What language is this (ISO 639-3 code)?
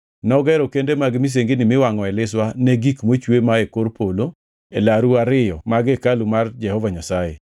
luo